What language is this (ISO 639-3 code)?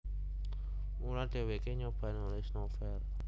jav